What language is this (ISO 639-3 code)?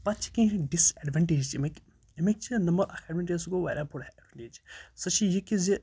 kas